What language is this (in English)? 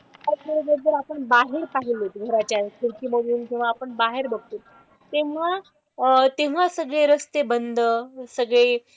Marathi